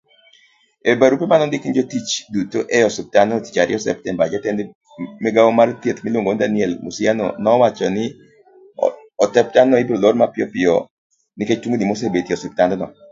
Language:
Luo (Kenya and Tanzania)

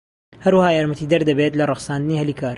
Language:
Central Kurdish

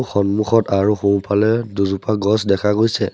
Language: Assamese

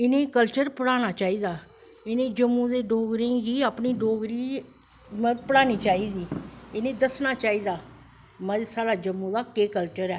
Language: Dogri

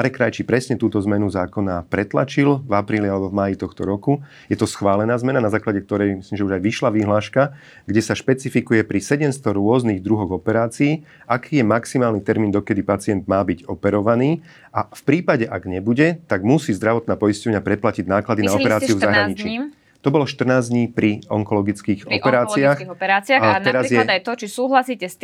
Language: Slovak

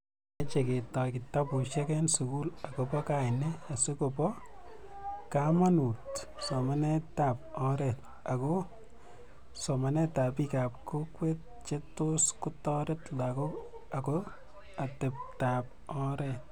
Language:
Kalenjin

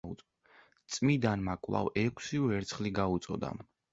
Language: Georgian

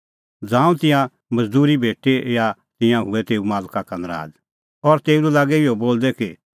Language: Kullu Pahari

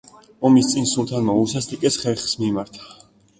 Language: Georgian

